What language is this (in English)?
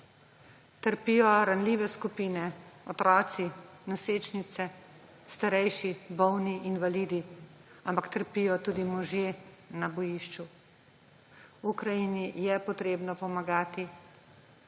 Slovenian